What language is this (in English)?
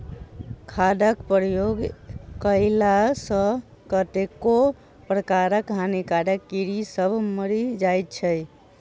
Maithili